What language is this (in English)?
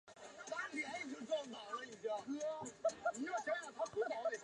Chinese